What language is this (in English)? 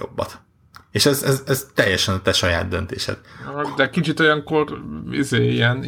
Hungarian